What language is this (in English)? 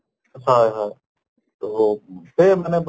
Assamese